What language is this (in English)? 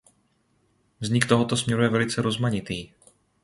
Czech